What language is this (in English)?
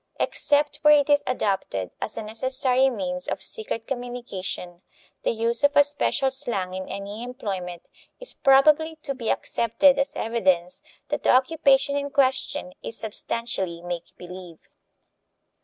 English